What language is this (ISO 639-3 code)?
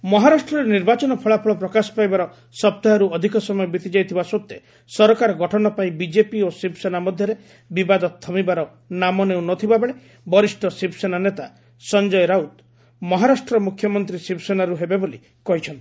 ori